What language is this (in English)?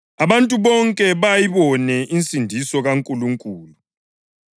North Ndebele